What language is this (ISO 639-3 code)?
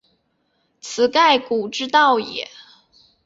zho